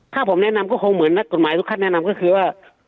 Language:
Thai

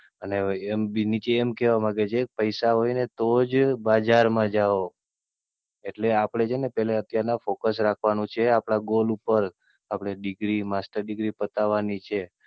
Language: Gujarati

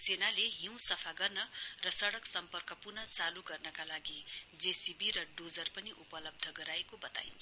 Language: Nepali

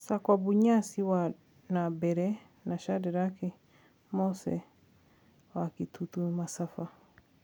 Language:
Kikuyu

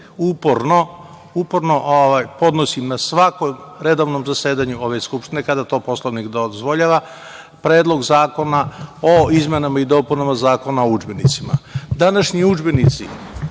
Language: Serbian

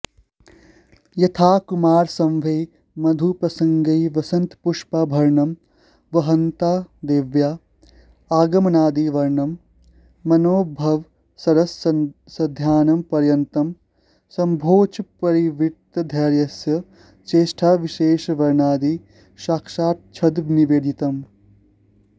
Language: Sanskrit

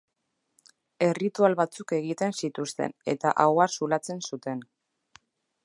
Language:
Basque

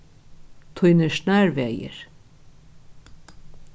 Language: Faroese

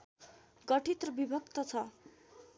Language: Nepali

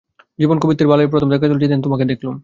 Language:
Bangla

